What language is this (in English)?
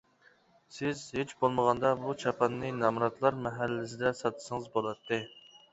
Uyghur